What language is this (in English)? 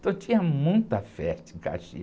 Portuguese